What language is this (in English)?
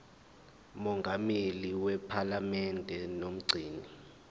Zulu